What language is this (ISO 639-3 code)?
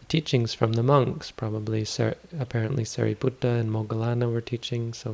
eng